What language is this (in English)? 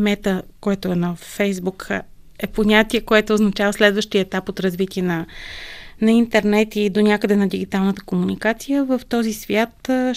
Bulgarian